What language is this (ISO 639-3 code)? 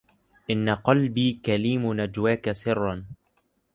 ara